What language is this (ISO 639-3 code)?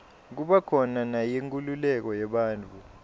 ssw